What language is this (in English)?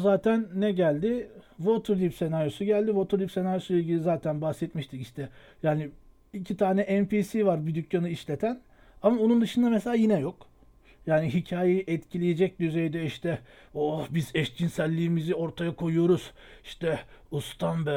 Turkish